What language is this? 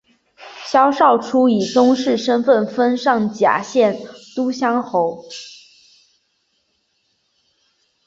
Chinese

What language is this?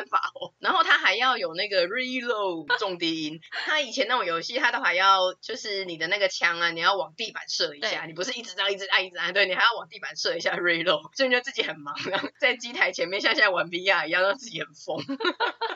Chinese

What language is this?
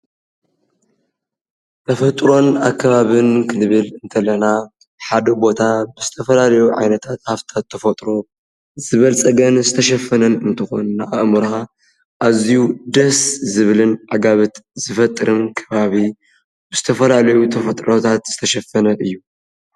Tigrinya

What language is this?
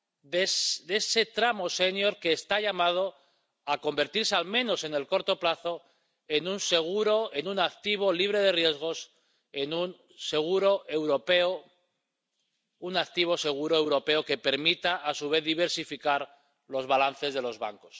Spanish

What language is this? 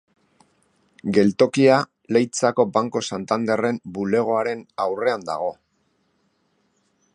Basque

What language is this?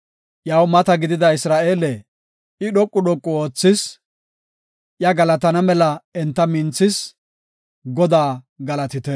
Gofa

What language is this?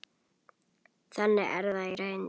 Icelandic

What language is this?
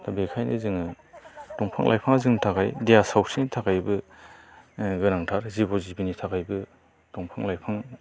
Bodo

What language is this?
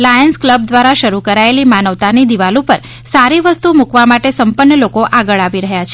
Gujarati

